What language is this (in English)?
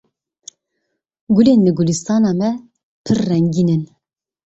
Kurdish